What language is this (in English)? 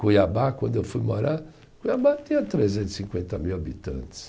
Portuguese